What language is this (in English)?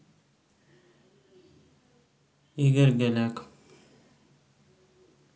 Russian